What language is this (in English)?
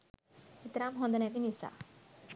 Sinhala